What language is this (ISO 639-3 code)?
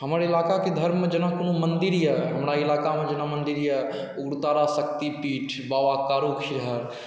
mai